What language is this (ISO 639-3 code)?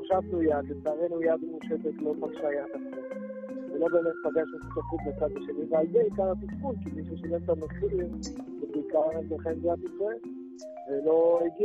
heb